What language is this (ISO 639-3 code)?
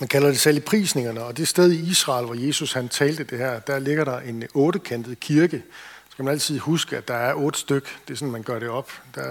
dan